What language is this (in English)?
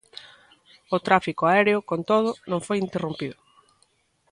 Galician